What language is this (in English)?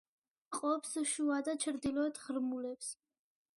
Georgian